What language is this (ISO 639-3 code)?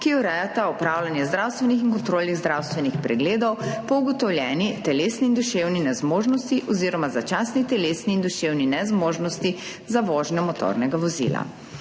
slv